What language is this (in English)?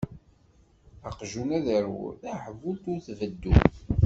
Kabyle